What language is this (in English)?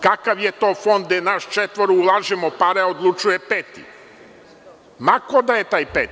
Serbian